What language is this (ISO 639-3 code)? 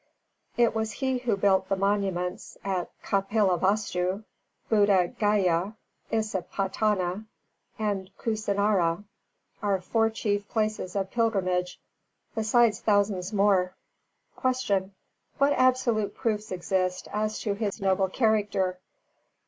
eng